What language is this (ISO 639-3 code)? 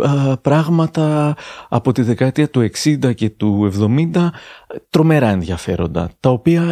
ell